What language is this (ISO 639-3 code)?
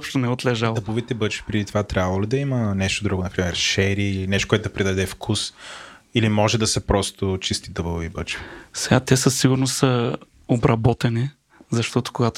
bul